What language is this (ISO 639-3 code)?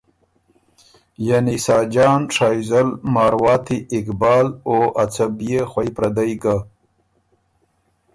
oru